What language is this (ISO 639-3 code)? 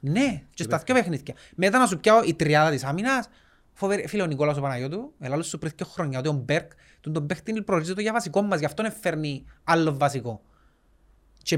ell